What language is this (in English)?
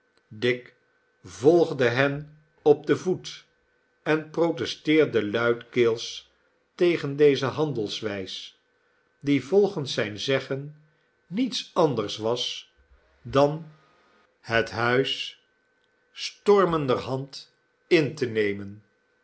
Dutch